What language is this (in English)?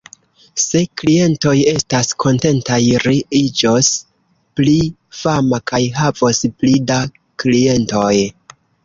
Esperanto